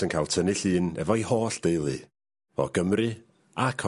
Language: Welsh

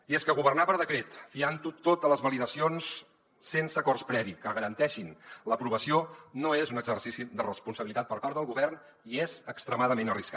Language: Catalan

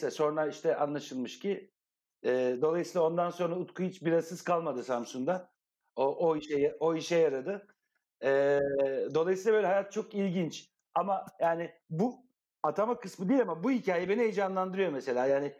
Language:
Turkish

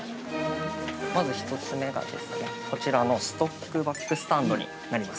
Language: Japanese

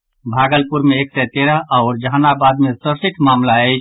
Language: Maithili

